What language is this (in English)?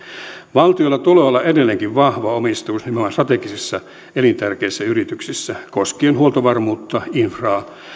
Finnish